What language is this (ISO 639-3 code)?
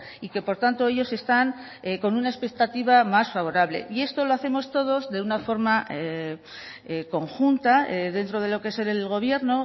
spa